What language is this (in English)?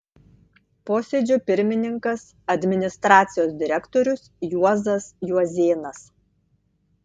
Lithuanian